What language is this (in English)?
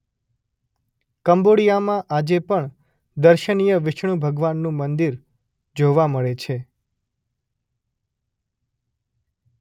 Gujarati